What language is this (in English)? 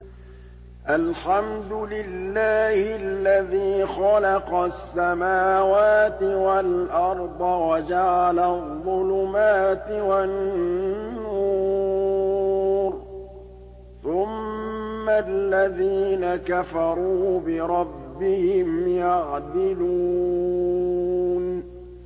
Arabic